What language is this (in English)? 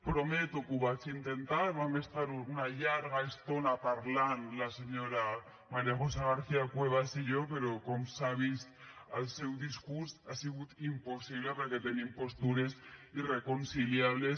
Catalan